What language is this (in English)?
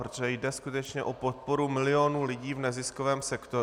Czech